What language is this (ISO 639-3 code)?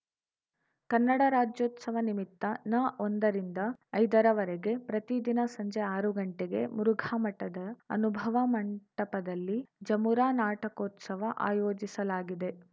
kan